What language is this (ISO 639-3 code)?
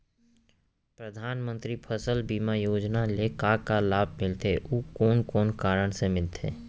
hne